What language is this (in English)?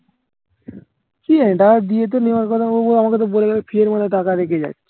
Bangla